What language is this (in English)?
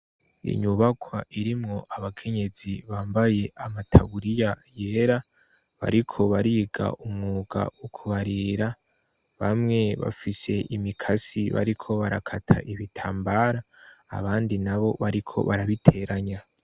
Rundi